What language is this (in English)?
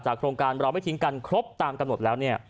Thai